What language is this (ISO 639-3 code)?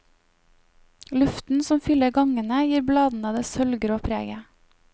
nor